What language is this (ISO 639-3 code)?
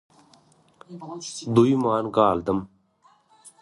tuk